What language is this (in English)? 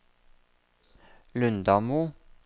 Norwegian